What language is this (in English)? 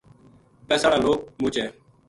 Gujari